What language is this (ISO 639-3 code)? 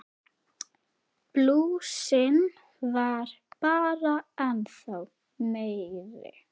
isl